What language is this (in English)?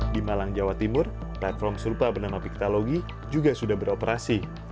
Indonesian